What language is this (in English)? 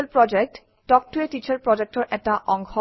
Assamese